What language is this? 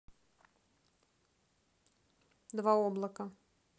Russian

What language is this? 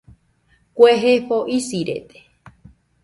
Nüpode Huitoto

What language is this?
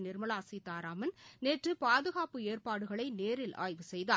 Tamil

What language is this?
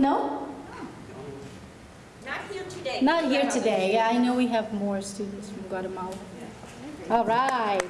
English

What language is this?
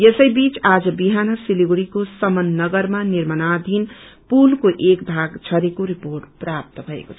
Nepali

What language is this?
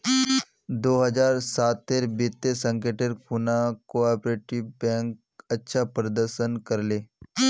Magahi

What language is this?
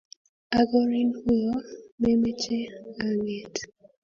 Kalenjin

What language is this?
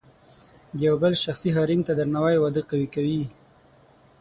Pashto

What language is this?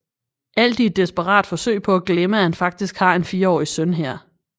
Danish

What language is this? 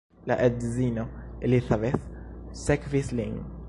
Esperanto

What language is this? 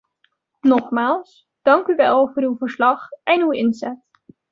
Dutch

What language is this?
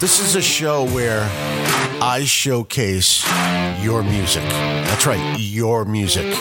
English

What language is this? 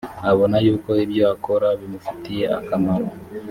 Kinyarwanda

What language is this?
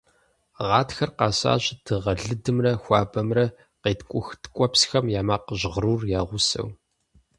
Kabardian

